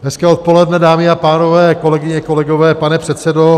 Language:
Czech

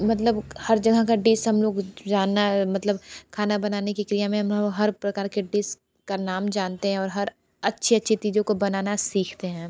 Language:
Hindi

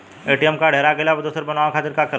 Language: Bhojpuri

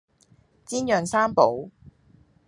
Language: Cantonese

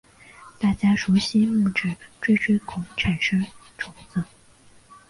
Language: Chinese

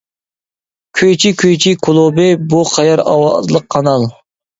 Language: Uyghur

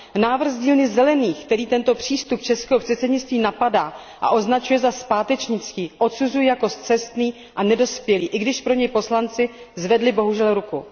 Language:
Czech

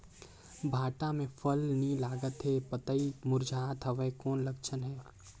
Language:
Chhattisgarhi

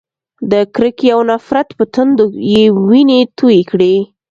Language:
Pashto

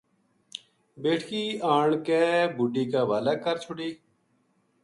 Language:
Gujari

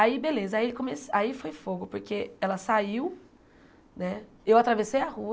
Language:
Portuguese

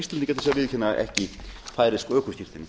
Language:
Icelandic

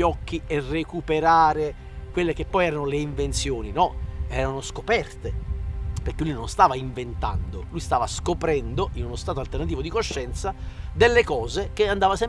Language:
Italian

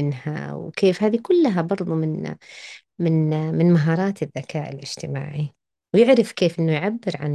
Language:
Arabic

